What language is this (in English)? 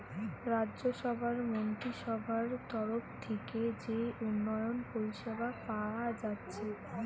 Bangla